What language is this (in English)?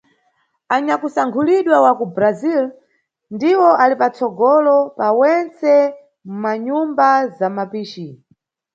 Nyungwe